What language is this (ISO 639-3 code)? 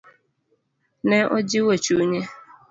luo